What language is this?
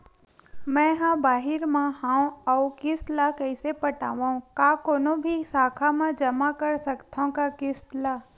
Chhattisgarhi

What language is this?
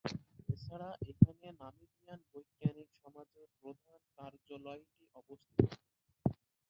Bangla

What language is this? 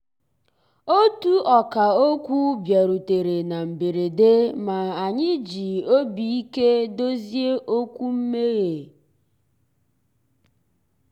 Igbo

